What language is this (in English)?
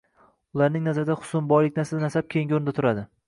Uzbek